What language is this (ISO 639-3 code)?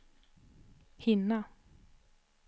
swe